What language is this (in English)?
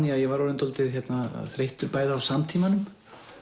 Icelandic